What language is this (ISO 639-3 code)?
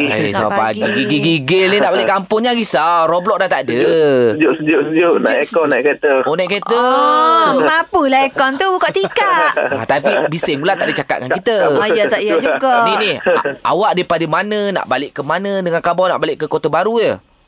msa